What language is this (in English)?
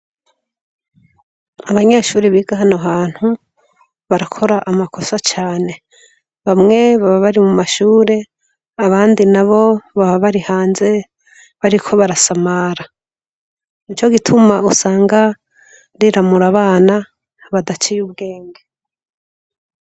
Rundi